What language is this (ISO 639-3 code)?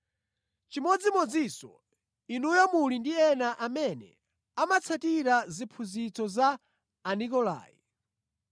nya